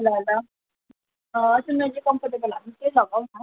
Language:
Nepali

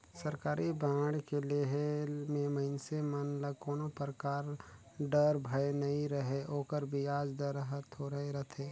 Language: Chhattisgarhi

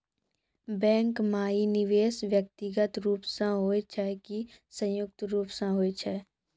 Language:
Maithili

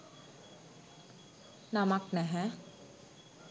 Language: Sinhala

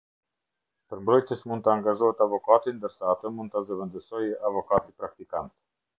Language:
Albanian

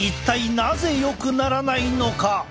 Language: Japanese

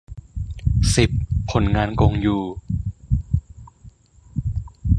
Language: Thai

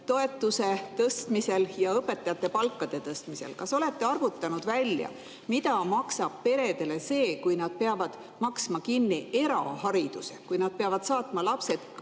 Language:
Estonian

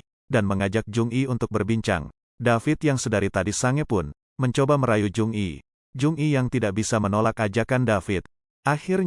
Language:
Indonesian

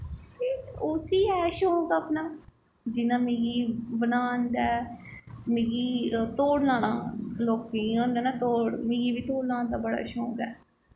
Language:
Dogri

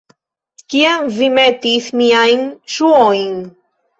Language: Esperanto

